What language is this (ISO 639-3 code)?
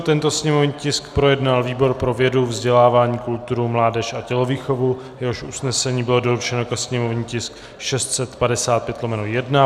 ces